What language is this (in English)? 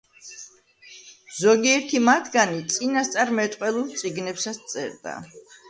Georgian